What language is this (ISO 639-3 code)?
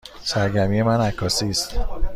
fas